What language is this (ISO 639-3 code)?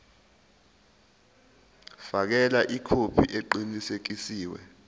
zul